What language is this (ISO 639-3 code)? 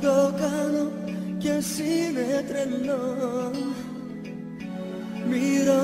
ell